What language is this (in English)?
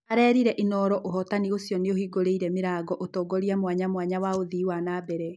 Kikuyu